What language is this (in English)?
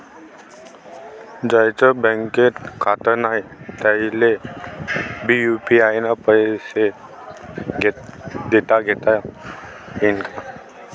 Marathi